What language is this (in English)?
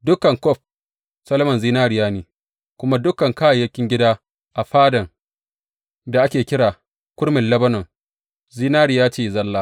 Hausa